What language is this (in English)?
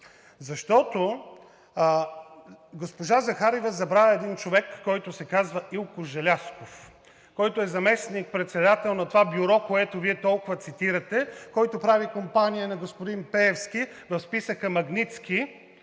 Bulgarian